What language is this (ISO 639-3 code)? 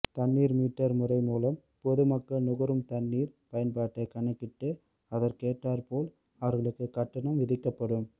tam